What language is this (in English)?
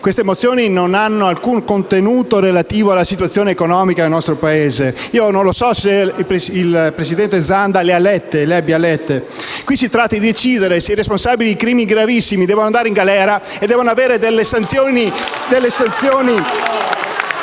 Italian